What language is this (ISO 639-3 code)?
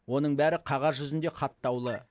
kaz